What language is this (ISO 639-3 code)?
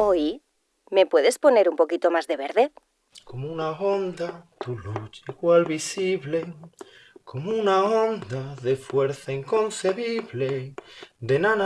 spa